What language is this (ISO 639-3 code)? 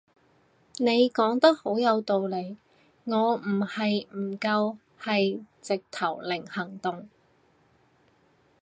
yue